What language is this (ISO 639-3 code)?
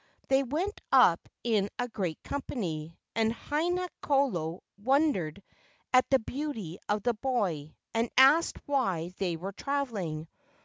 eng